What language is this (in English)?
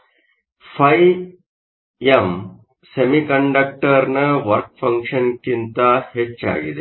Kannada